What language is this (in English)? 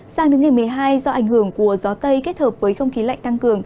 Vietnamese